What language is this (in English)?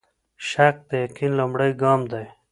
Pashto